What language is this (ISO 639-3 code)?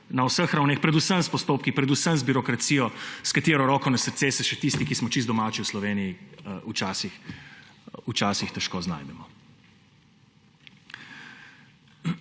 slv